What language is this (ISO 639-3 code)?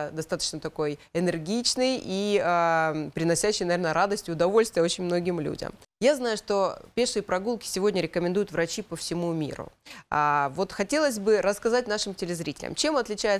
rus